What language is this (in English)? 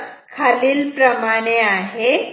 Marathi